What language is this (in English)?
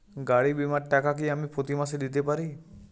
Bangla